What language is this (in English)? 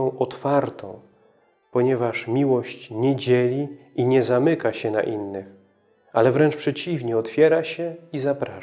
Polish